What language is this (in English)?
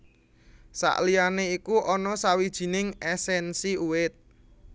Javanese